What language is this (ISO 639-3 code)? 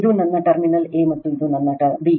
kan